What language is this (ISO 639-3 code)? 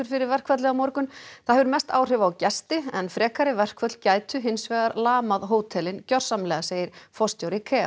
isl